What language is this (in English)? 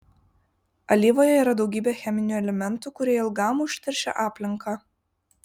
Lithuanian